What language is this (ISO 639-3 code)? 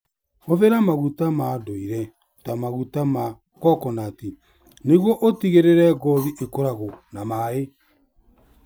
kik